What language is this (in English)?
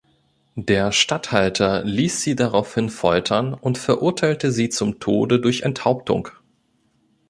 German